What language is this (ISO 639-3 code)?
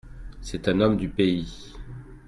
fra